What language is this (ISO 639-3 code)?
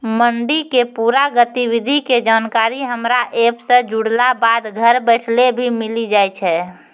mai